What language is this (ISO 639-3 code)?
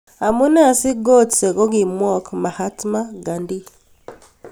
kln